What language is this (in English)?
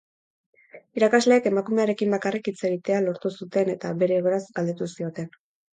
Basque